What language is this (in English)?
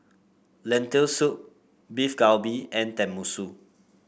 English